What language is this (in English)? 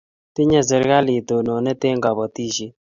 Kalenjin